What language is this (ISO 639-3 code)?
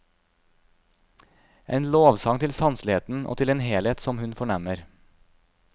nor